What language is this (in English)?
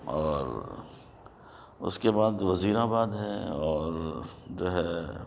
Urdu